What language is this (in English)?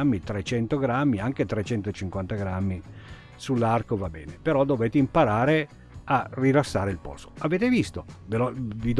Italian